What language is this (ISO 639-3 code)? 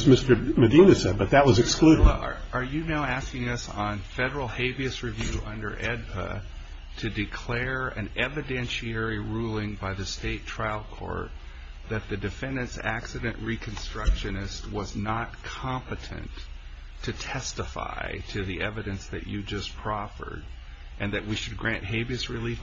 eng